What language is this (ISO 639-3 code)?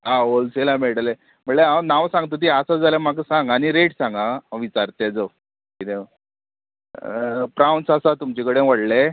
kok